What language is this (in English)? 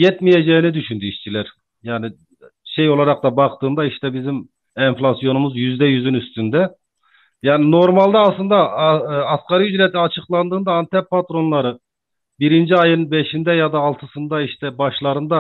Turkish